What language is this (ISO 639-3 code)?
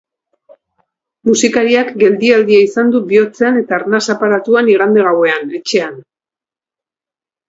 eus